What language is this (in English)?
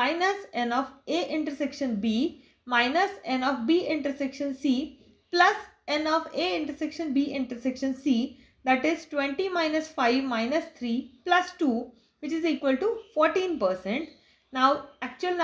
English